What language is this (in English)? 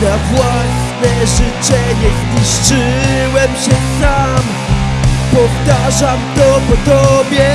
Polish